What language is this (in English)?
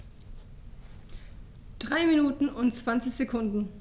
German